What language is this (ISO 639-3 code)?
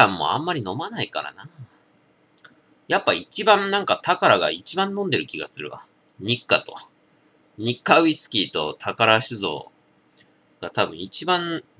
jpn